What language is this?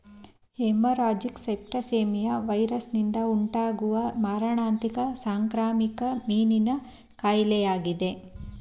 Kannada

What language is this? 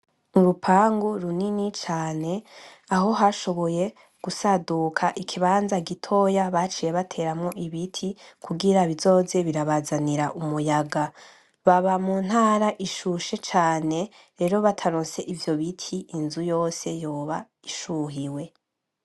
Rundi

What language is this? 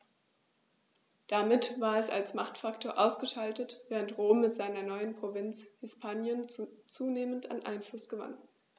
German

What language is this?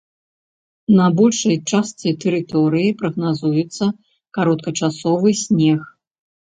Belarusian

